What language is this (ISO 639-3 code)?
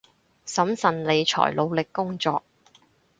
yue